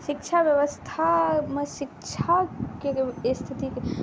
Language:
Maithili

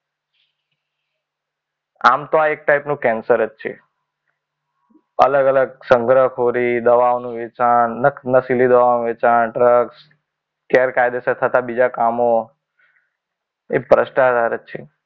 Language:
Gujarati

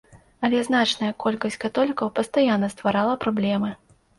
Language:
Belarusian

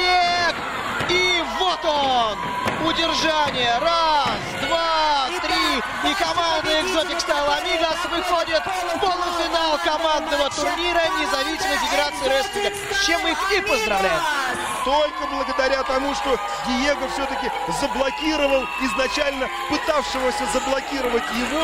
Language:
Russian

